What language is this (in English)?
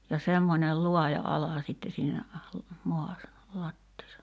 Finnish